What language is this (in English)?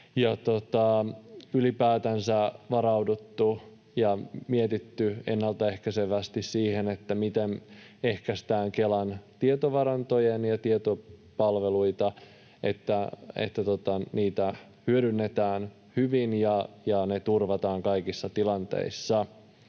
Finnish